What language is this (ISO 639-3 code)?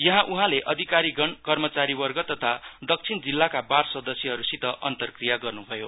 nep